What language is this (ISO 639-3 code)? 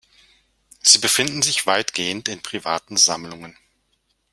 deu